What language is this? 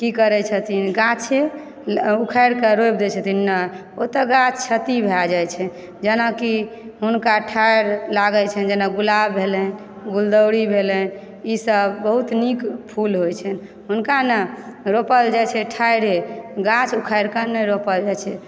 Maithili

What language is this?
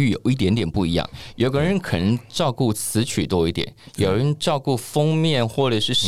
Chinese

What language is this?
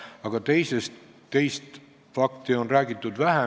Estonian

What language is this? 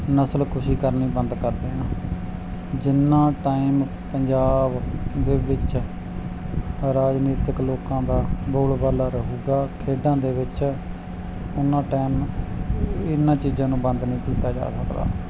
Punjabi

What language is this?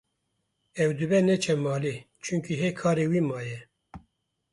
Kurdish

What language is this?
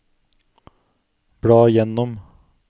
Norwegian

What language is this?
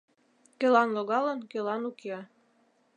Mari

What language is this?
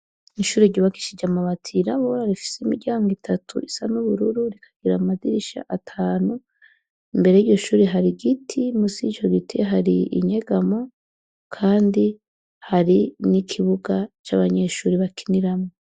Rundi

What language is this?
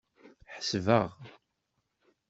Kabyle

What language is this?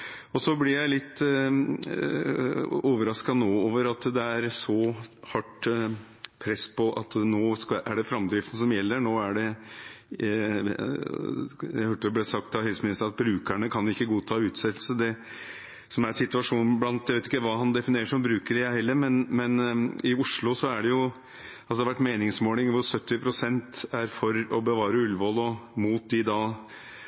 Norwegian Bokmål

